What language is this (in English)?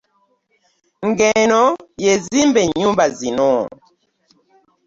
Ganda